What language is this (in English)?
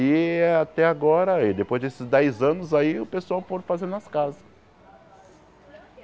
Portuguese